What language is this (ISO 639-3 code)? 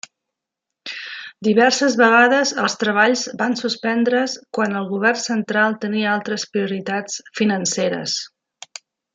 cat